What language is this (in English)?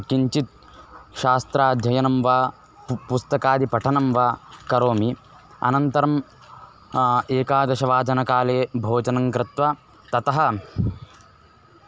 Sanskrit